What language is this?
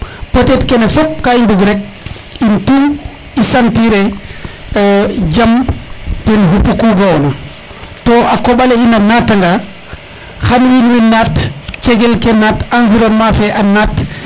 Serer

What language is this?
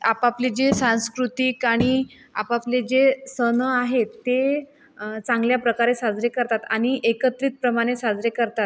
Marathi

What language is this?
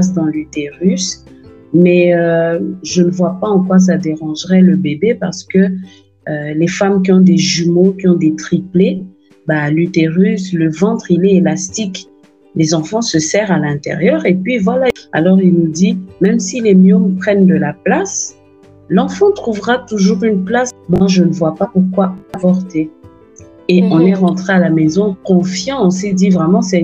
French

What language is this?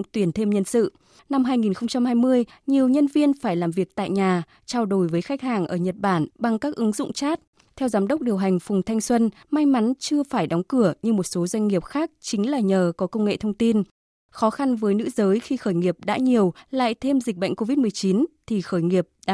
Vietnamese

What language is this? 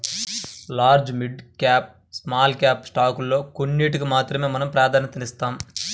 Telugu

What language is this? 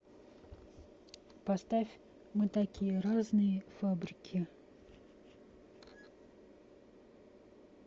Russian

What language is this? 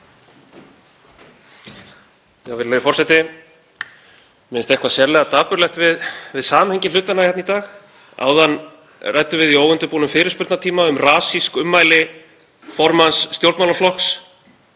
Icelandic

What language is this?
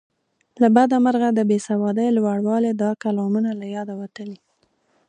Pashto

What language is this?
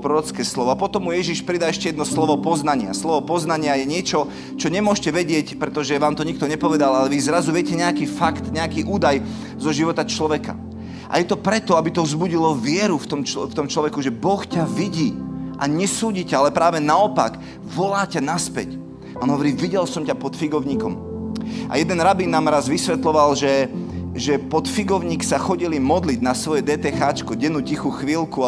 Slovak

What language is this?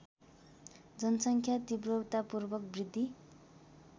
Nepali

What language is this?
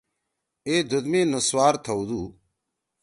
Torwali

